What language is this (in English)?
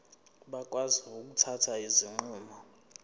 Zulu